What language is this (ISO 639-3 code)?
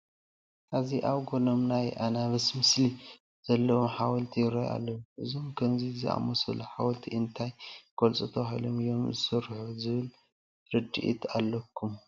tir